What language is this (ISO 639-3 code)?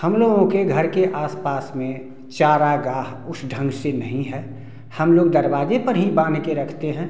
hin